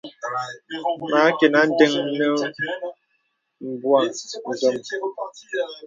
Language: Bebele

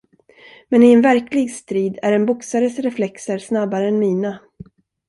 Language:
Swedish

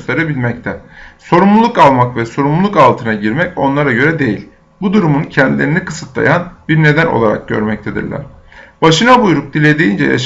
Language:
Turkish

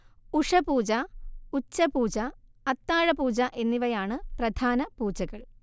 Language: Malayalam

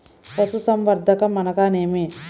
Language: Telugu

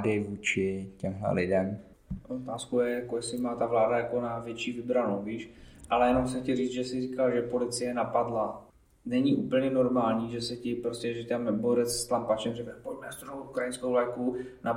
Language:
Czech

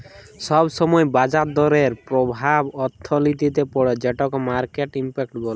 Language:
Bangla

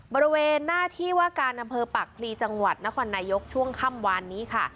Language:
Thai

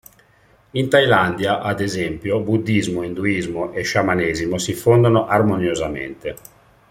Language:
Italian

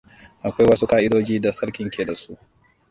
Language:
Hausa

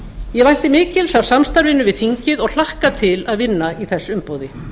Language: Icelandic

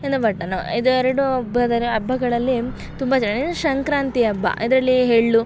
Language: Kannada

